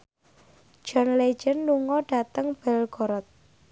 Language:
Javanese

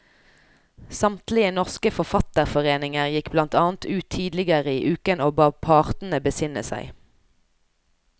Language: Norwegian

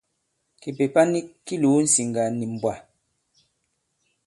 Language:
Bankon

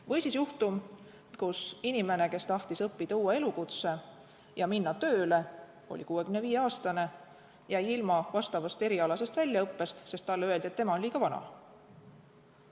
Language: Estonian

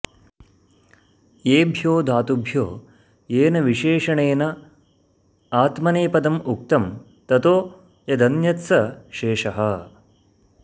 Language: Sanskrit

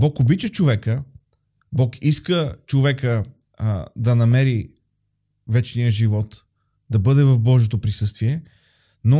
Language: Bulgarian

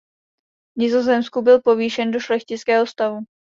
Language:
Czech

